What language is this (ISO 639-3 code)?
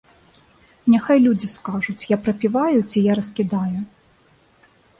bel